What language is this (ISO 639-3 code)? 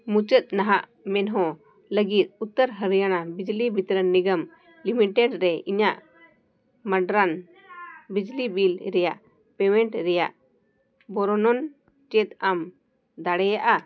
sat